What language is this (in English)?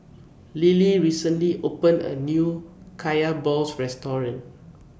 English